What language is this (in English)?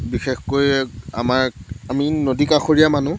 Assamese